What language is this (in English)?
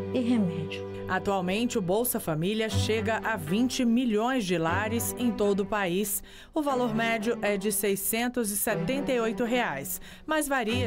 Portuguese